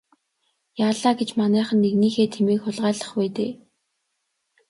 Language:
Mongolian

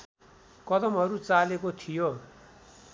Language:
Nepali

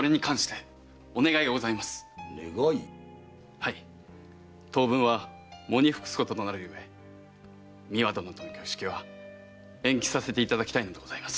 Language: Japanese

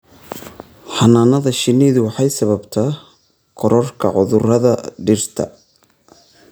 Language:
Somali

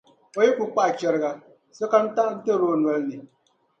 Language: Dagbani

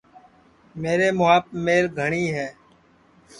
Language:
Sansi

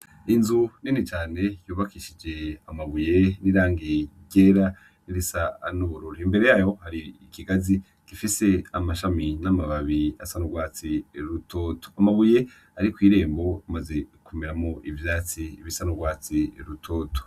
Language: Rundi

